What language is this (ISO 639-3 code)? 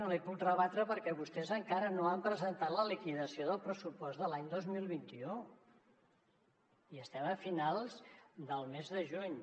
cat